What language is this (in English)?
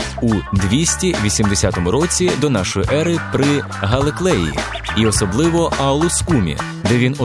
Ukrainian